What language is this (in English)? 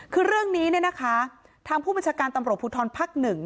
Thai